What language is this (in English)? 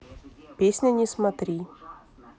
Russian